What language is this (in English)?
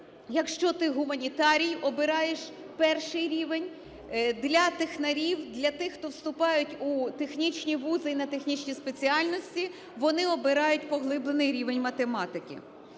Ukrainian